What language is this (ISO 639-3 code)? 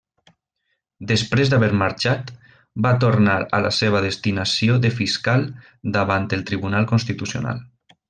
cat